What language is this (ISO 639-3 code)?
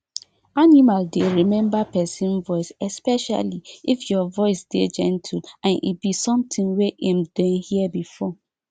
pcm